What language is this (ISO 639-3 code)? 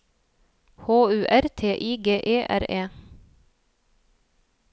nor